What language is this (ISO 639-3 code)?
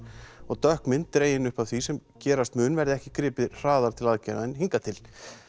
isl